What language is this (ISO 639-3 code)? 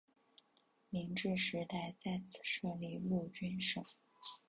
zho